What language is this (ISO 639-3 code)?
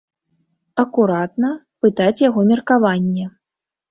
bel